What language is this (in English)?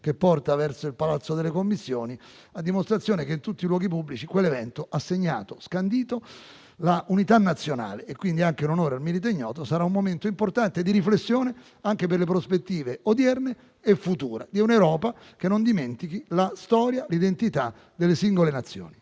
Italian